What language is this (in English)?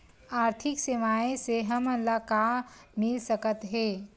Chhattisgarhi